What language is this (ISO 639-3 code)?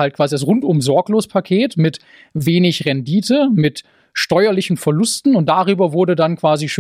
deu